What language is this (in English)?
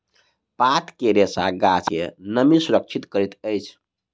Maithili